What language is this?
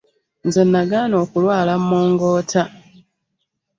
Ganda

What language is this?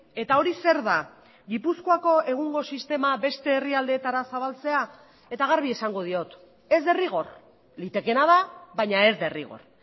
Basque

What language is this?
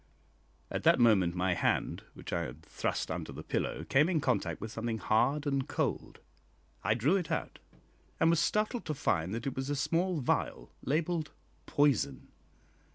English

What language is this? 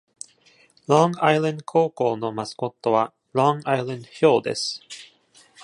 Japanese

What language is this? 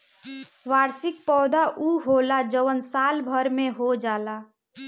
Bhojpuri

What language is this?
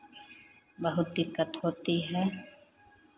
Hindi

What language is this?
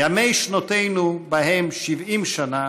Hebrew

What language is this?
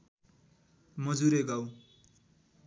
Nepali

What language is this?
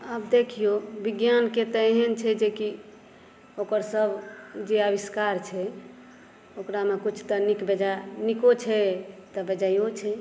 Maithili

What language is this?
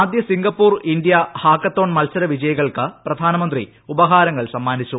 Malayalam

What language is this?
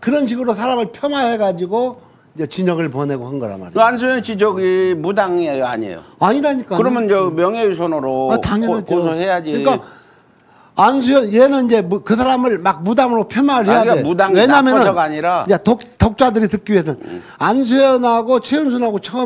Korean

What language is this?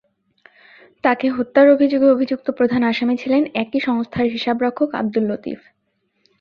Bangla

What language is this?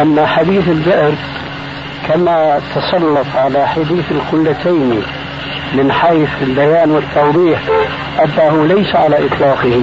Arabic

